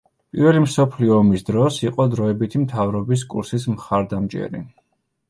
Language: Georgian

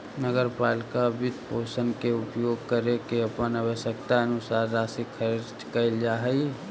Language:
Magahi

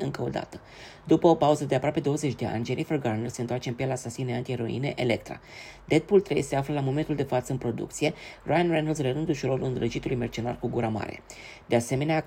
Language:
Romanian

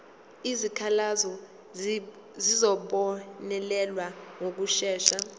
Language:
Zulu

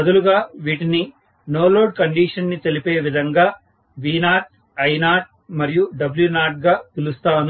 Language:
Telugu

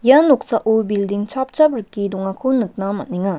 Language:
Garo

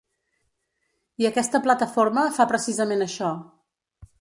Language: Catalan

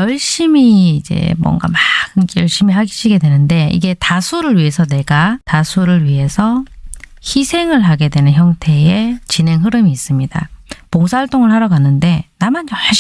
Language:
Korean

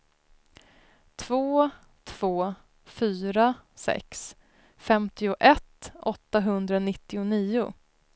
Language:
Swedish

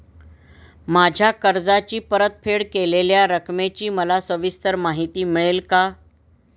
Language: Marathi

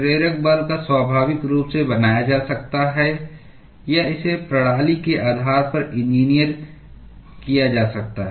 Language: Hindi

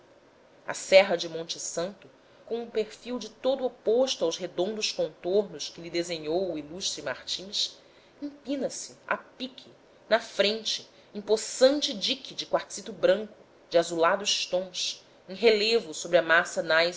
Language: Portuguese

